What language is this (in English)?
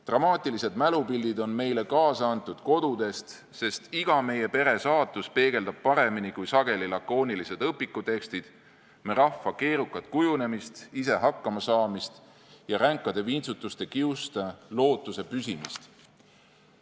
Estonian